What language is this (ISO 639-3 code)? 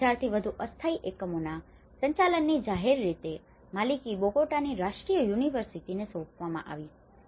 guj